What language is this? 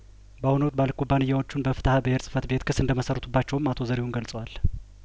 Amharic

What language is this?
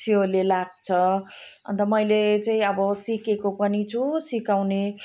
Nepali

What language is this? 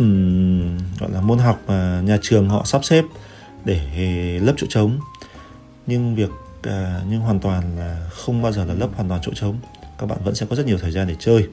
Vietnamese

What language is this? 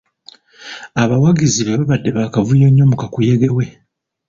Ganda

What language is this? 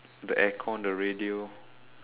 English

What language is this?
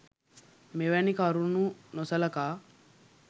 Sinhala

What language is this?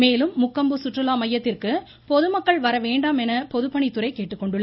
Tamil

